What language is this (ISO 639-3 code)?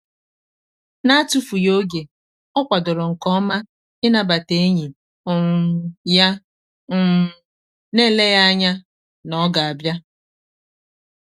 ibo